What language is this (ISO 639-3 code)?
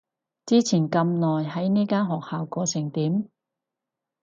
yue